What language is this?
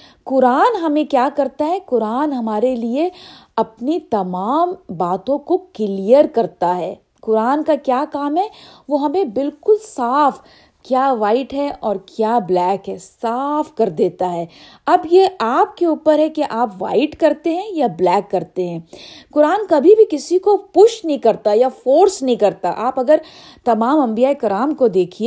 Urdu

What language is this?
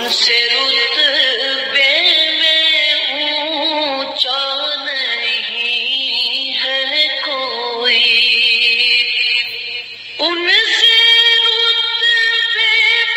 Arabic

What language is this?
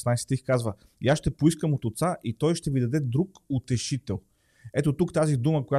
Bulgarian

